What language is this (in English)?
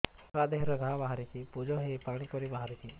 Odia